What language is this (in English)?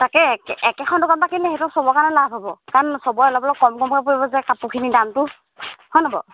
Assamese